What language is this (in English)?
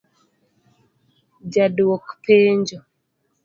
Luo (Kenya and Tanzania)